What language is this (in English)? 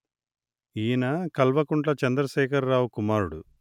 Telugu